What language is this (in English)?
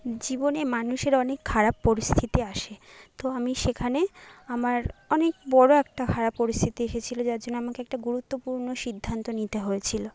Bangla